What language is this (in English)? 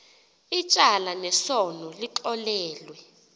Xhosa